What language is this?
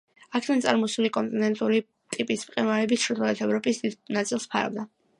Georgian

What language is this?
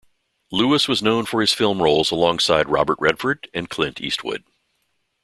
English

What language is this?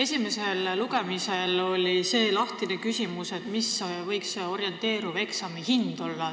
Estonian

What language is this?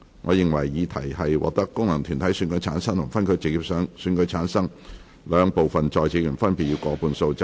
Cantonese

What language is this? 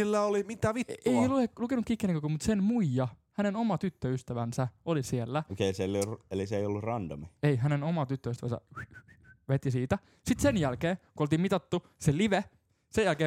Finnish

